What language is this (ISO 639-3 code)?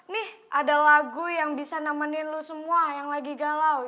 ind